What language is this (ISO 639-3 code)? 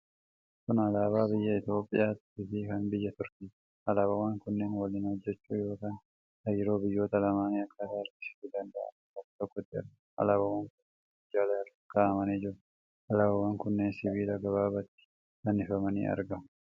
orm